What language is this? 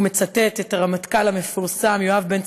Hebrew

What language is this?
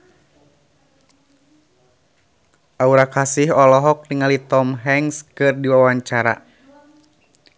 Sundanese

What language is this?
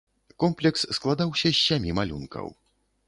Belarusian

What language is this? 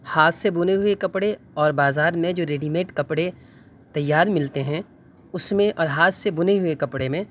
Urdu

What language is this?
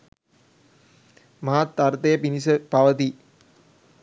Sinhala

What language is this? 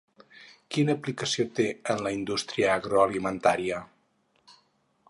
Catalan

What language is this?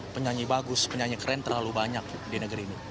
Indonesian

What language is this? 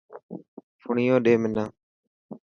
Dhatki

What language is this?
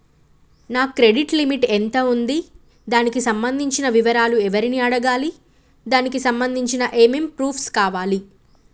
Telugu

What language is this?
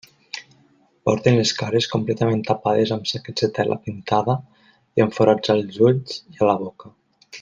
Catalan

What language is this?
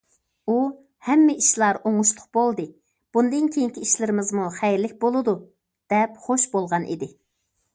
Uyghur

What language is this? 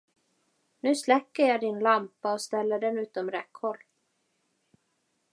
Swedish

